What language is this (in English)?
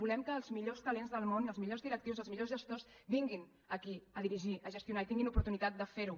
Catalan